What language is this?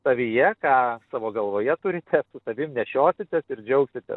Lithuanian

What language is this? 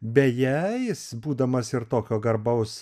Lithuanian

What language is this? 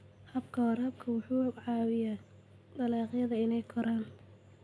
Somali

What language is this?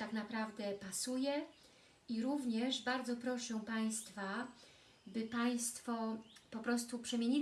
Polish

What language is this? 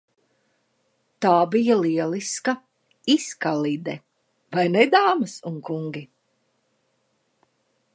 Latvian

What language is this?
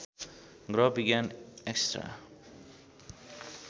Nepali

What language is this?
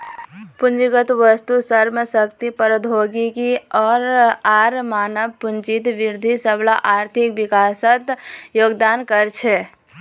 Magahi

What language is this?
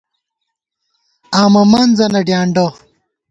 Gawar-Bati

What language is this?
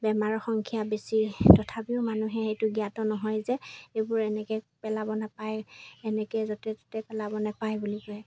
Assamese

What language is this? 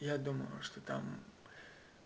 Russian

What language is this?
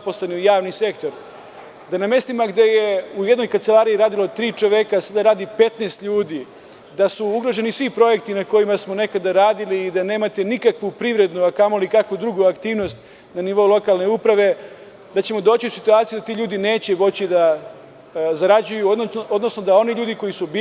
Serbian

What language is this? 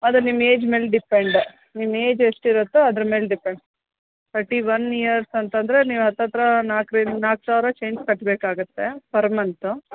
Kannada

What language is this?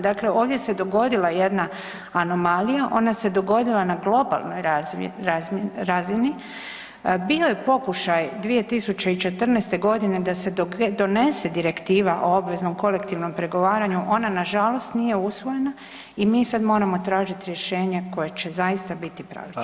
Croatian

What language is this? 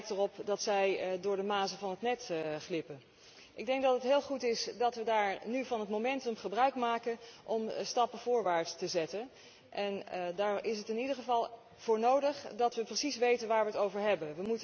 Dutch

